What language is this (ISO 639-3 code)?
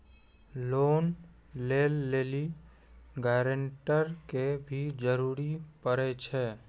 mai